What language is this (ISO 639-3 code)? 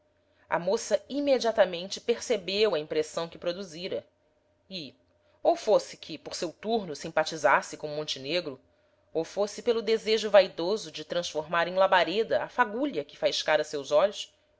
por